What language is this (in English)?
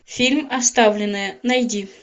Russian